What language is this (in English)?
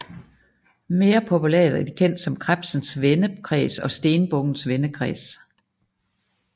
Danish